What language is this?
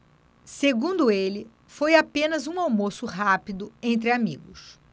Portuguese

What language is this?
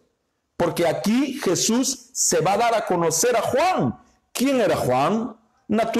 Spanish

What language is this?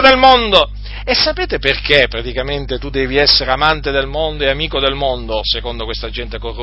Italian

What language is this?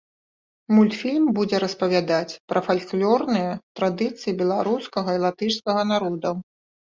Belarusian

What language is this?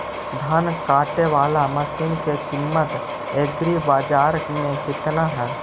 Magahi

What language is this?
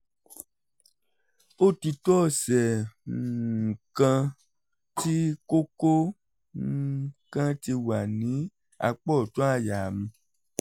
Yoruba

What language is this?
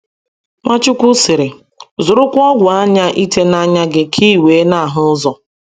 Igbo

